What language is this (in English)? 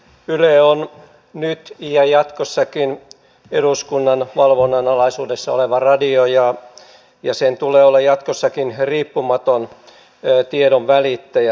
Finnish